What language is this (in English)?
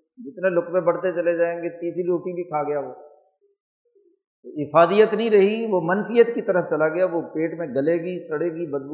Urdu